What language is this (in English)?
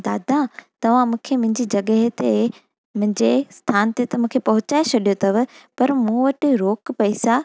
Sindhi